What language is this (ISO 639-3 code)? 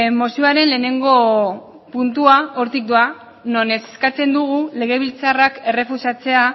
eus